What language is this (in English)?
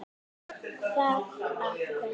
Icelandic